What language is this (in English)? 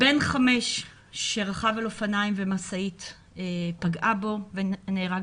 Hebrew